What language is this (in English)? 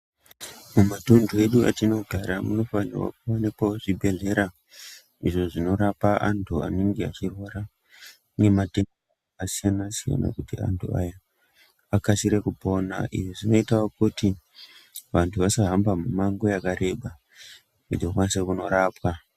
Ndau